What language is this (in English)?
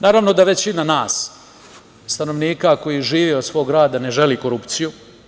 Serbian